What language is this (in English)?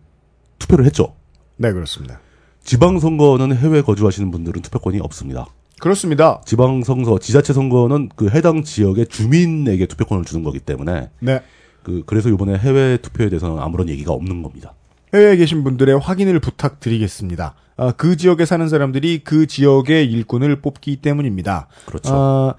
Korean